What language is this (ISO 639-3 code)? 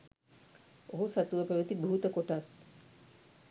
sin